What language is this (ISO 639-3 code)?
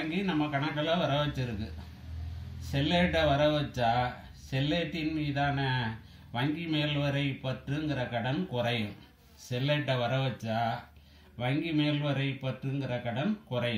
tha